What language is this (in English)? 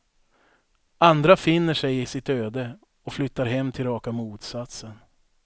Swedish